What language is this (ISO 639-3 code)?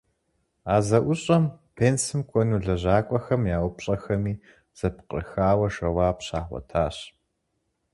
kbd